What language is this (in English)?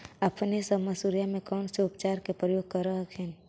Magahi